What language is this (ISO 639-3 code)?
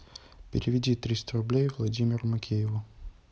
rus